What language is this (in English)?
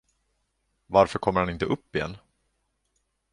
Swedish